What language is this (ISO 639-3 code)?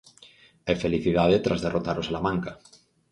glg